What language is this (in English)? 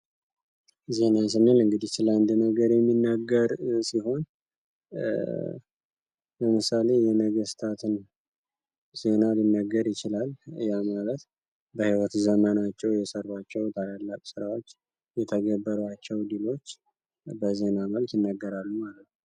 Amharic